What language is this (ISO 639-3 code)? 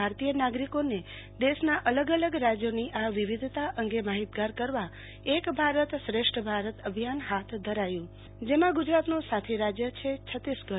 guj